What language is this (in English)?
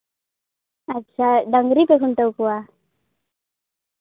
Santali